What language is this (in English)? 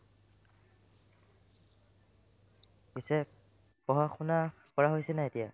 Assamese